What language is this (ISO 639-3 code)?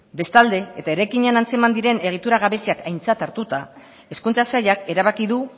eus